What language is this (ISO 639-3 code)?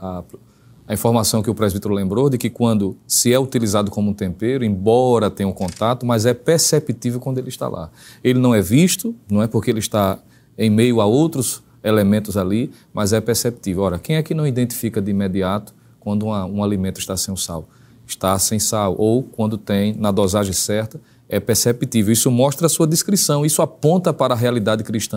por